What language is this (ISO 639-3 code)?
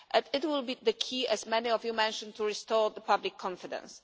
eng